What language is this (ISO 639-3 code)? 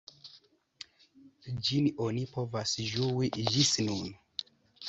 epo